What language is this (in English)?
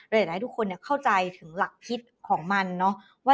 Thai